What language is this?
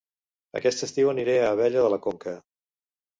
Catalan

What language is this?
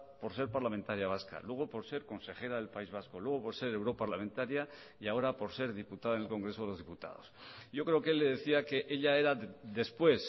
Spanish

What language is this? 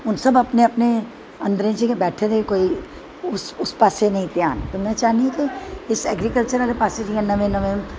Dogri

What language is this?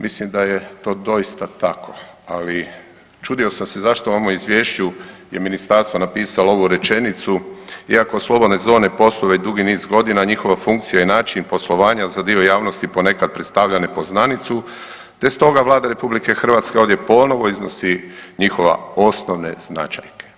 Croatian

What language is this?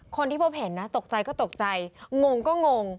Thai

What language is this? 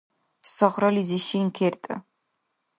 Dargwa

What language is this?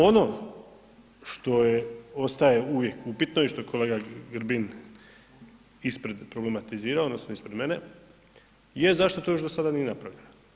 Croatian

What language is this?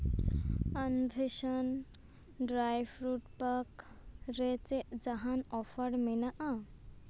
Santali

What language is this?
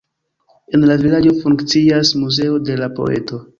Esperanto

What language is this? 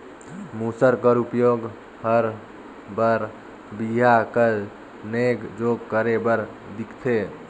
Chhattisgarhi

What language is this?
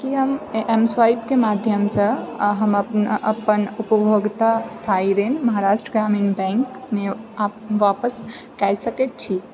Maithili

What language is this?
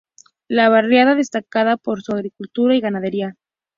Spanish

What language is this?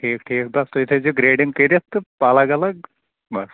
Kashmiri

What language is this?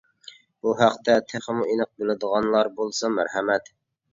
Uyghur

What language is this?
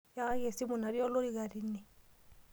Masai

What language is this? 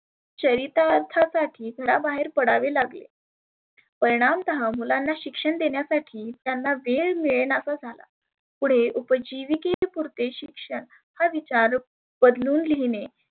Marathi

